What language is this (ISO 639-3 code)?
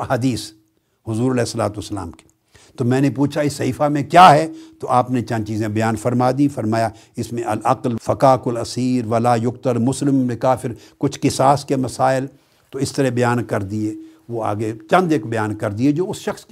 urd